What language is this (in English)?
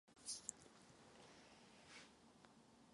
Czech